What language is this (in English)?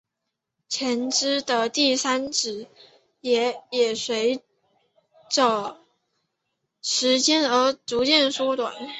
Chinese